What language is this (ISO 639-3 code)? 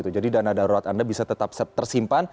ind